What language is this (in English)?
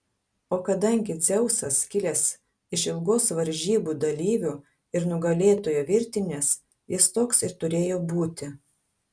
Lithuanian